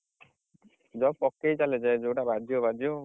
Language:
Odia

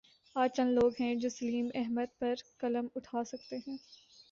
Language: Urdu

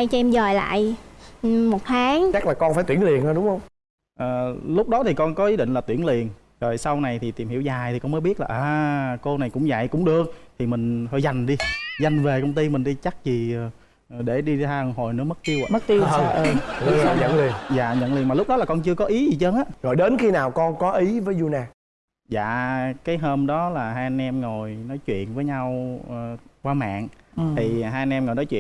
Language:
Vietnamese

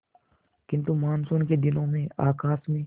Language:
Hindi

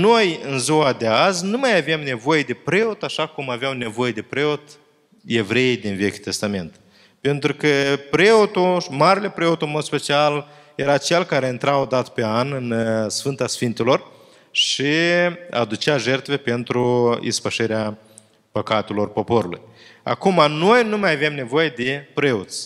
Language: Romanian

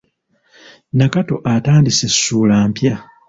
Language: Ganda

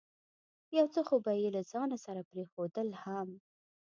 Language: Pashto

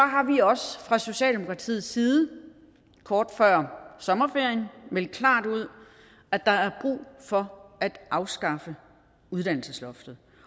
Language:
Danish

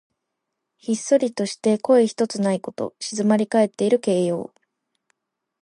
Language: Japanese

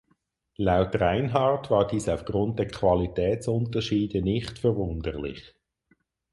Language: German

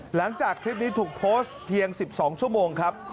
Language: Thai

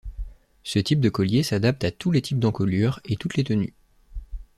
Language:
French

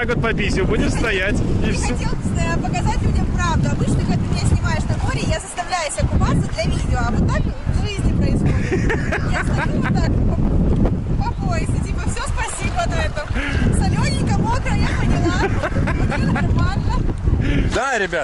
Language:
Russian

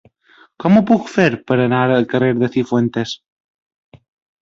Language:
Catalan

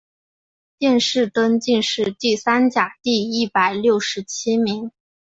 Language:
Chinese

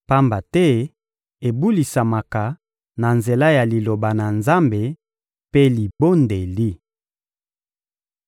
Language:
Lingala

